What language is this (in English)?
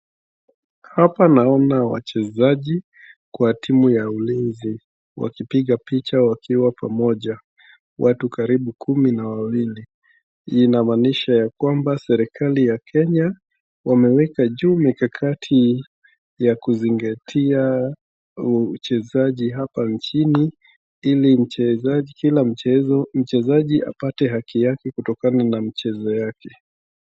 Swahili